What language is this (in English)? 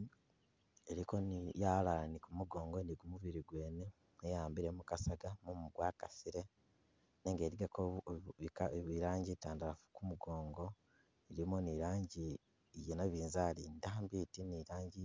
Masaaba